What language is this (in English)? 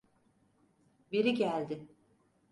Turkish